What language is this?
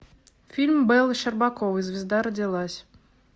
Russian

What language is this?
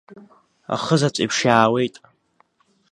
Abkhazian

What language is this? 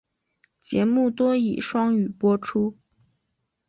Chinese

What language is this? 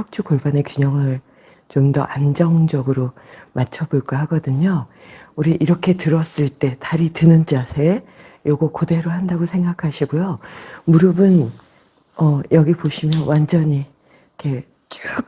Korean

